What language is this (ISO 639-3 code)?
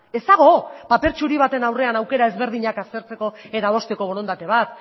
eus